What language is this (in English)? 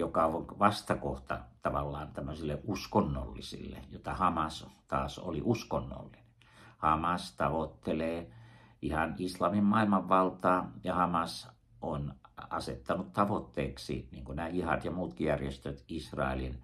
Finnish